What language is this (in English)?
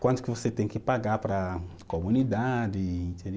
Portuguese